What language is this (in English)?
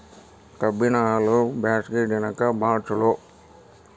Kannada